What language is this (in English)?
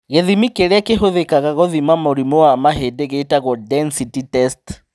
Kikuyu